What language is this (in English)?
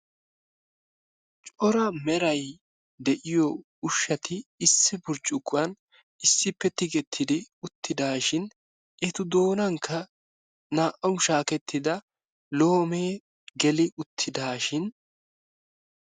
Wolaytta